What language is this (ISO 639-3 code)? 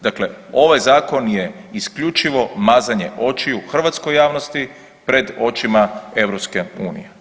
hrv